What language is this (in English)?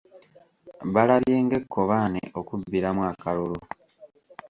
Ganda